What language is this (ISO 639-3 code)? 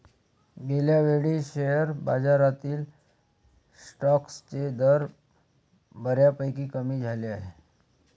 mar